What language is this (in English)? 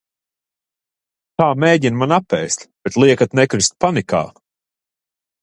Latvian